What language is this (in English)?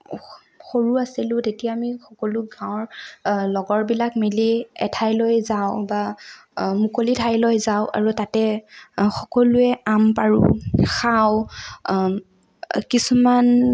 Assamese